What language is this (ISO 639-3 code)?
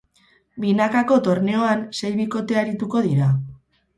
eus